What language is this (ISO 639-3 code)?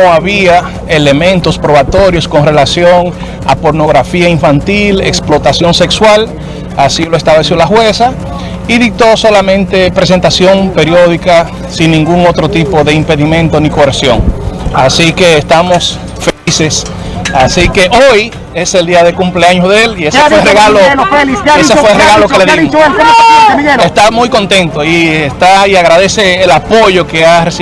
spa